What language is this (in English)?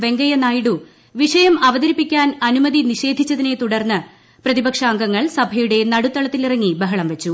Malayalam